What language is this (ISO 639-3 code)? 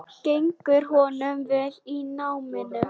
isl